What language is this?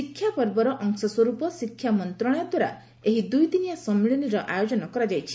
Odia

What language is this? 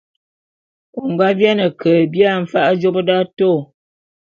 Bulu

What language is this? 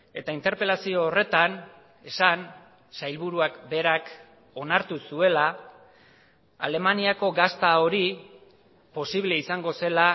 Basque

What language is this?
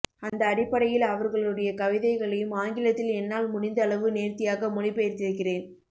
Tamil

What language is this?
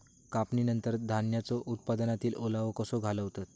Marathi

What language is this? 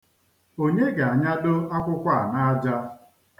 Igbo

